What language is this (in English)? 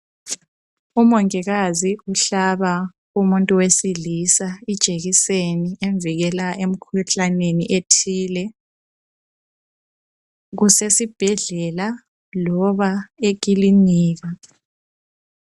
North Ndebele